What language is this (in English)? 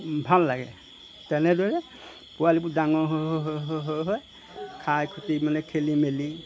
Assamese